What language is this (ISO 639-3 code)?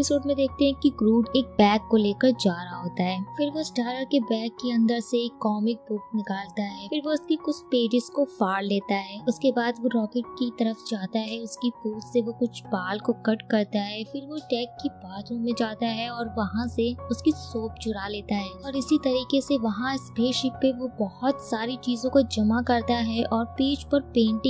hin